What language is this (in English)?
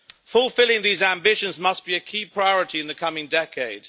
English